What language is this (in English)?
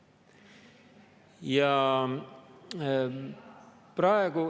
Estonian